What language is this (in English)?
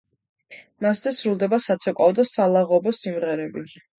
Georgian